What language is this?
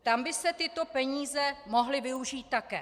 Czech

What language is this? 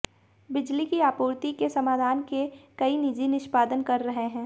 Hindi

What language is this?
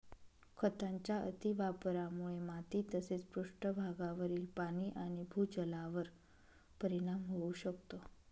Marathi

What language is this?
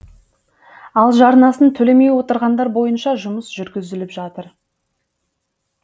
Kazakh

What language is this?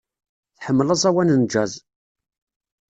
Kabyle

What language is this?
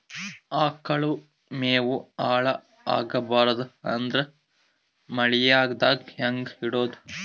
Kannada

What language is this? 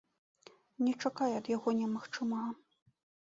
Belarusian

